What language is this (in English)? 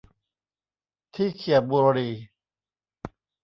Thai